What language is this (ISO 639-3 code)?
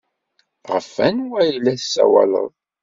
kab